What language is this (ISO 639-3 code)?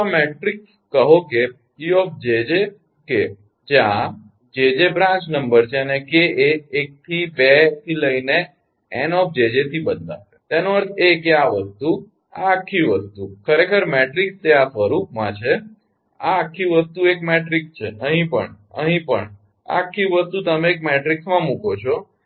guj